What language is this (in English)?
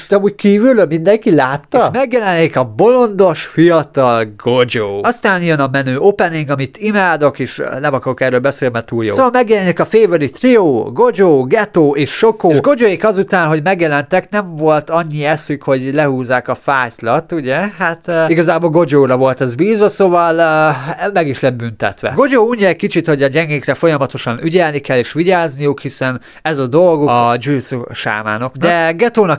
Hungarian